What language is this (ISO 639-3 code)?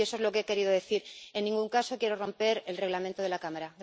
spa